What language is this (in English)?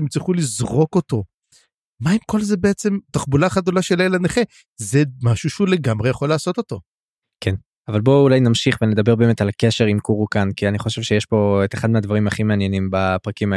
Hebrew